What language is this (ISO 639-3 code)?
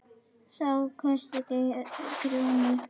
isl